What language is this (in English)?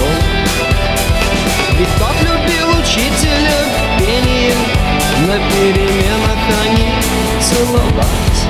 Russian